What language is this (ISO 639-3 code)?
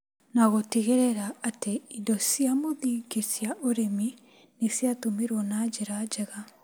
kik